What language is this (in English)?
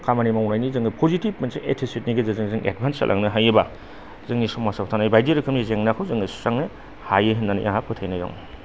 Bodo